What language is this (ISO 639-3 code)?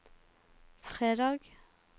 nor